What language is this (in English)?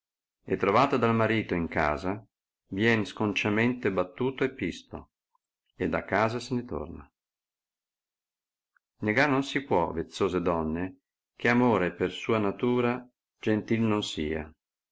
Italian